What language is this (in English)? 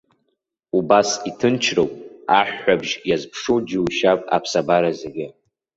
Abkhazian